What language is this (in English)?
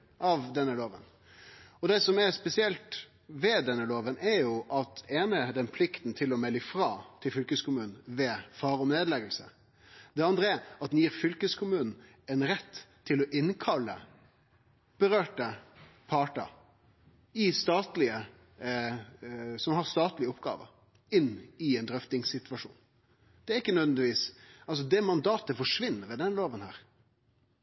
Norwegian Nynorsk